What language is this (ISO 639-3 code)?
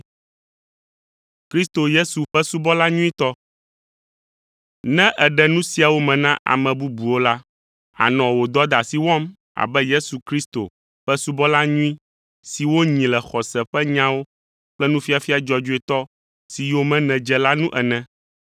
ewe